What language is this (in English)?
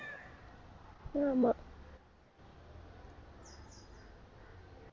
Tamil